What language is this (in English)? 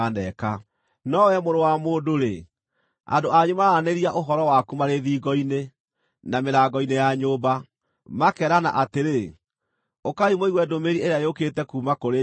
Kikuyu